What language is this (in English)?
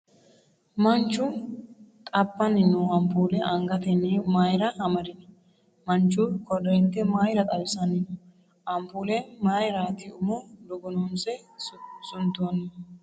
Sidamo